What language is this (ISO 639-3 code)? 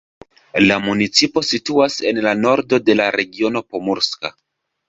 epo